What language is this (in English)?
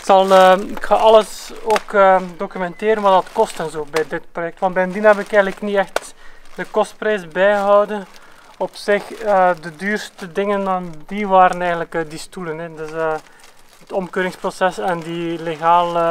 Dutch